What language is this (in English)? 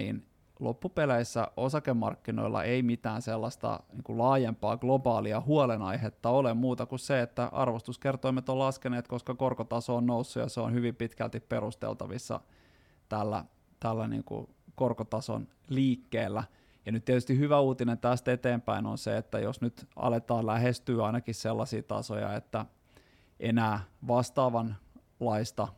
Finnish